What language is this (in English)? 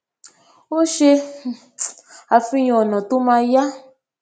Yoruba